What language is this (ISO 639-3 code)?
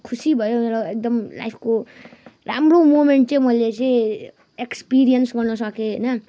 nep